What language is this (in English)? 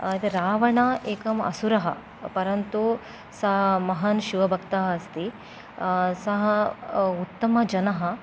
Sanskrit